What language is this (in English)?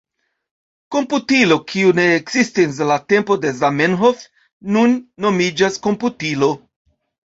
Esperanto